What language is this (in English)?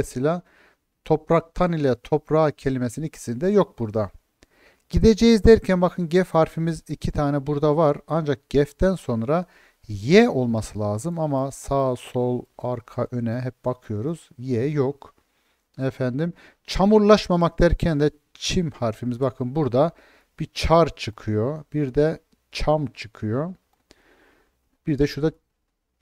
Turkish